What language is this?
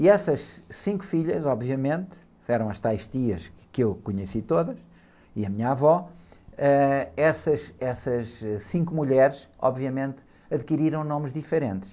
Portuguese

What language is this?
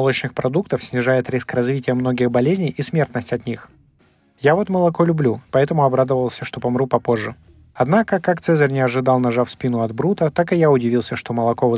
Russian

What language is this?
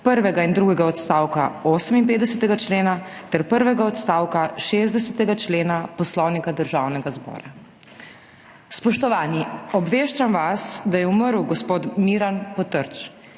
Slovenian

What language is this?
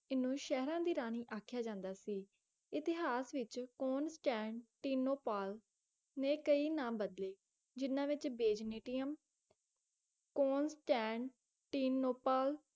Punjabi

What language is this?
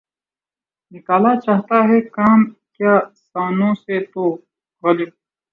Urdu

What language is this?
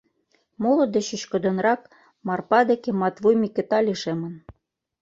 Mari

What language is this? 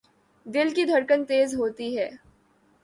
Urdu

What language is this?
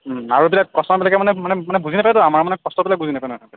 Assamese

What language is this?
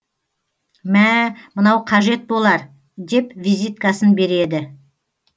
Kazakh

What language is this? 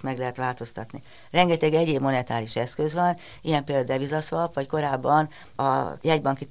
Hungarian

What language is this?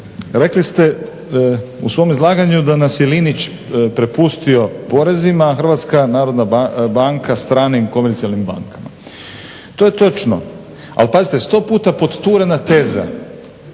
Croatian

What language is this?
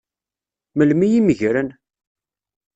Kabyle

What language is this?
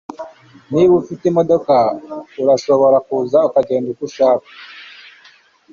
Kinyarwanda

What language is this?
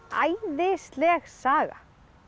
Icelandic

